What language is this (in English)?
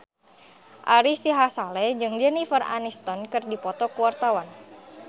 Sundanese